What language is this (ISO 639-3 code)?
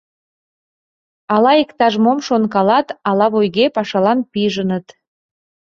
chm